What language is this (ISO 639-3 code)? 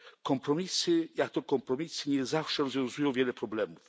pol